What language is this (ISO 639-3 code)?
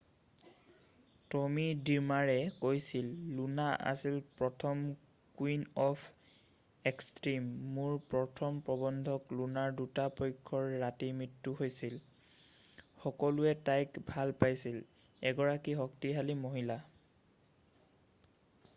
asm